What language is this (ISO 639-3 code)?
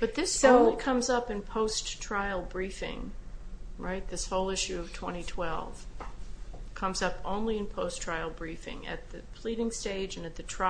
eng